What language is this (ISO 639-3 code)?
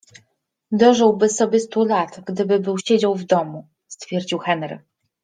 pol